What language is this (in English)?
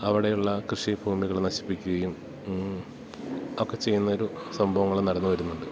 Malayalam